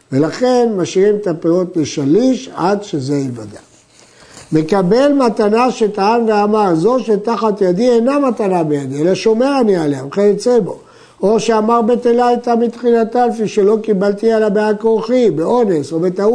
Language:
Hebrew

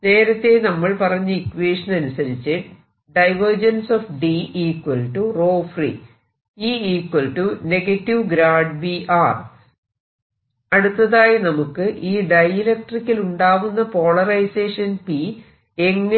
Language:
Malayalam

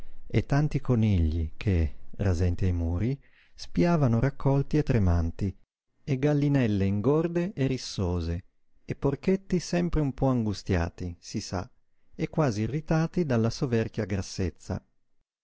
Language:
Italian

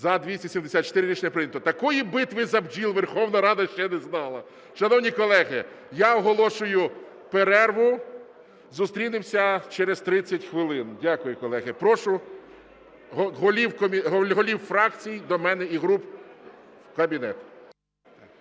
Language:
Ukrainian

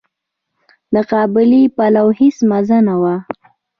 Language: Pashto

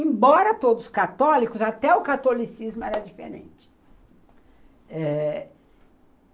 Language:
Portuguese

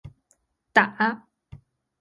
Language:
Chinese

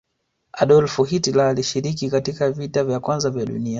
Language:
Swahili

